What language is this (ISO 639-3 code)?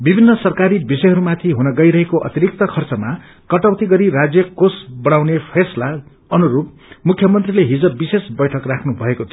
nep